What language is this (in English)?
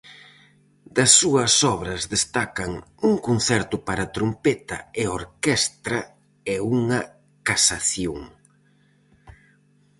Galician